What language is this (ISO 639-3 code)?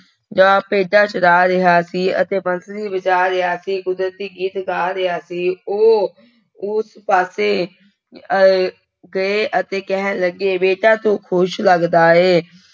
pan